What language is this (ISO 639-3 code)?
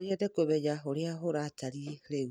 kik